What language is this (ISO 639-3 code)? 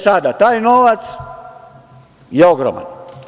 srp